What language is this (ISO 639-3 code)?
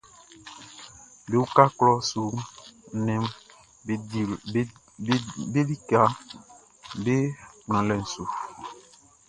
bci